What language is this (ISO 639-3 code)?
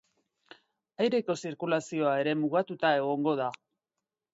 eus